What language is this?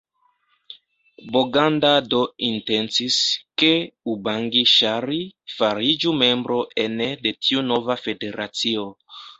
Esperanto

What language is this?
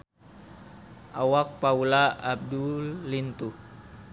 Sundanese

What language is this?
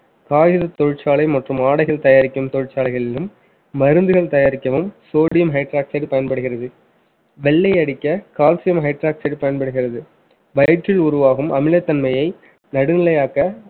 Tamil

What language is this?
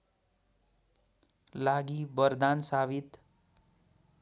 Nepali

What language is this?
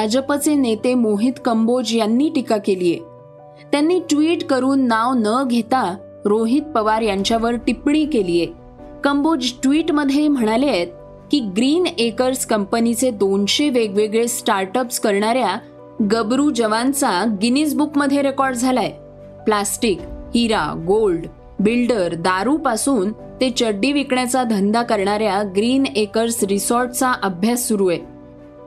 Marathi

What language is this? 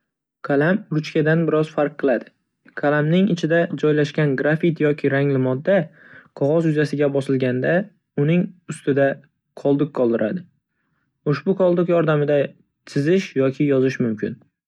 Uzbek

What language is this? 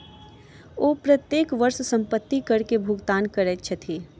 Maithili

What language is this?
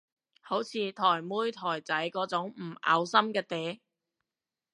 Cantonese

